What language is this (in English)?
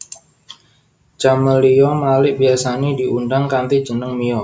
Javanese